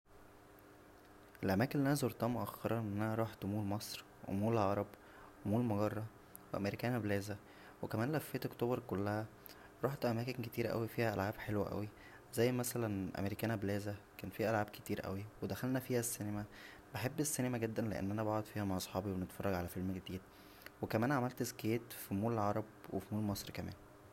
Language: Egyptian Arabic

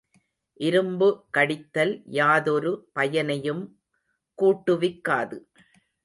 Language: Tamil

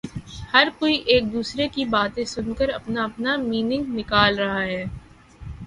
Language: Urdu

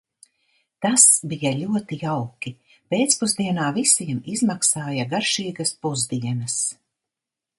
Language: Latvian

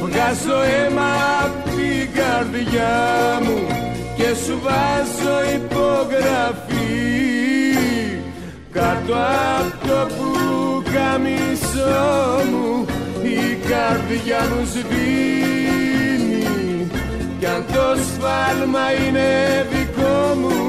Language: Greek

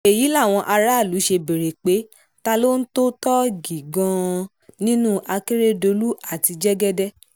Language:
Yoruba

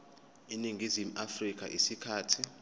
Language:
Zulu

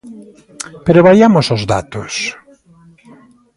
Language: Galician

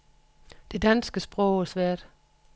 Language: Danish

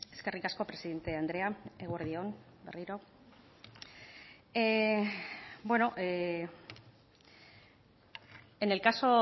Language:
Basque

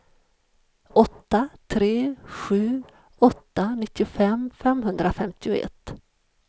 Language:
Swedish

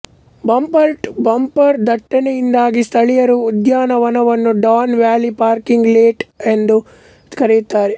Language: Kannada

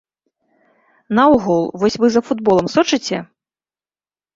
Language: Belarusian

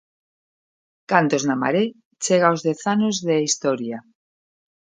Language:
Galician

